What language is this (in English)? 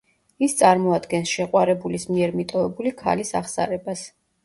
Georgian